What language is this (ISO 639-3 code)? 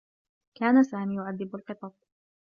ara